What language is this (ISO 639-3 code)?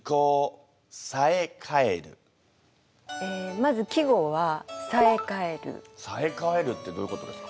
jpn